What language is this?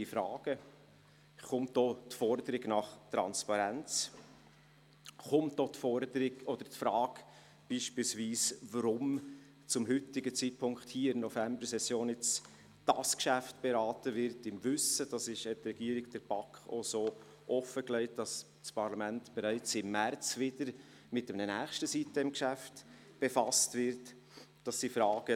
Swiss German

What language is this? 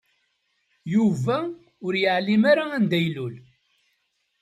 Kabyle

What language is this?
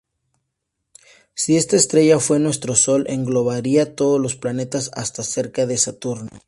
Spanish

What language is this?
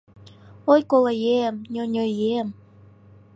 Mari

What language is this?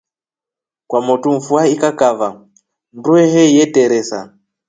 Rombo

